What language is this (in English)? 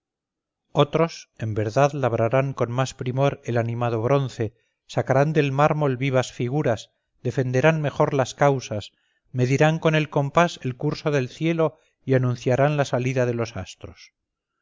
Spanish